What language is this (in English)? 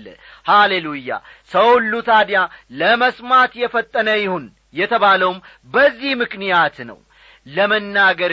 Amharic